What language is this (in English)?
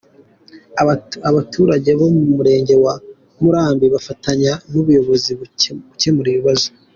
Kinyarwanda